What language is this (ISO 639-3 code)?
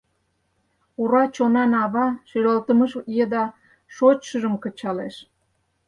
chm